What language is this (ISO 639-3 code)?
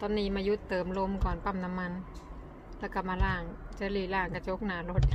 tha